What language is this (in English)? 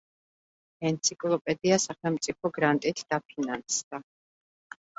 Georgian